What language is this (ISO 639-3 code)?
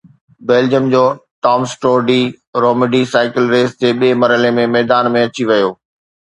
snd